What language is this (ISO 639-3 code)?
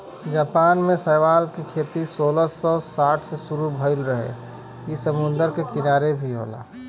bho